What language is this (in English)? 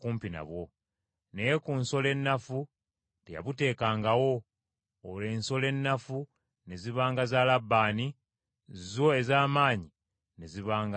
Ganda